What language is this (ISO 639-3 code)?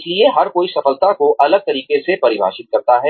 hin